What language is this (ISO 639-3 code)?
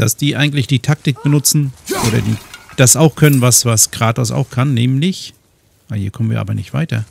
deu